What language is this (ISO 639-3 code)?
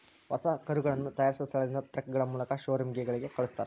kan